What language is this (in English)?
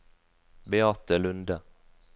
Norwegian